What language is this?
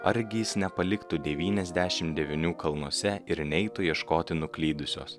Lithuanian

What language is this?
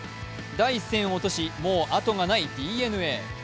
Japanese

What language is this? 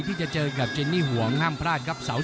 Thai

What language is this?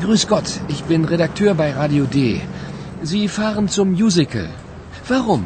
Turkish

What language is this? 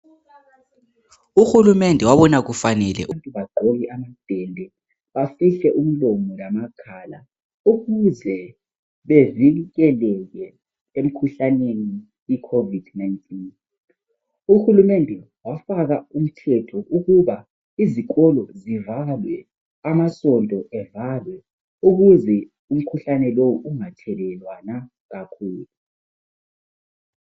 North Ndebele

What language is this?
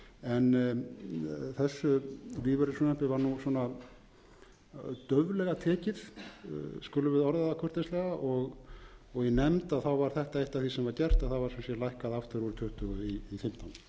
Icelandic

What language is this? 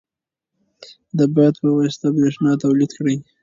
Pashto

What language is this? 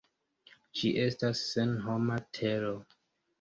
Esperanto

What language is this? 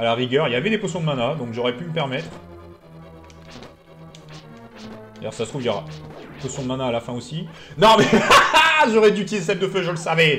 French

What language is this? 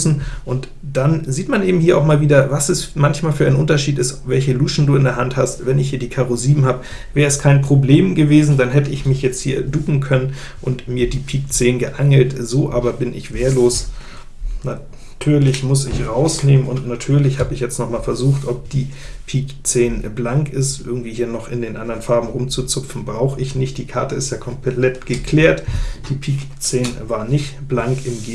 German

